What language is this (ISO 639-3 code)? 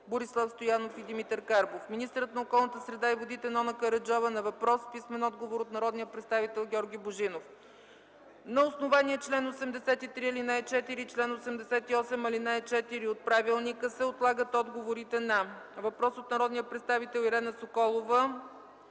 bul